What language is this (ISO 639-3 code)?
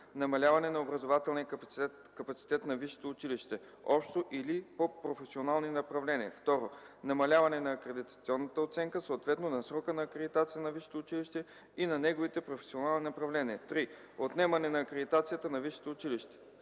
bul